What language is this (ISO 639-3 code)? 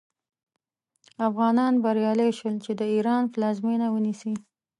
pus